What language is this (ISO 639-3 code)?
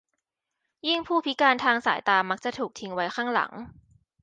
tha